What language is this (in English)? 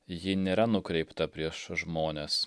Lithuanian